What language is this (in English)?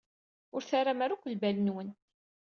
Kabyle